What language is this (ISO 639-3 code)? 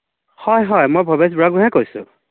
asm